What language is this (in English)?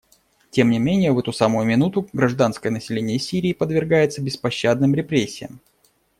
Russian